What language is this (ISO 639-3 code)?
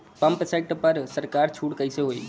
bho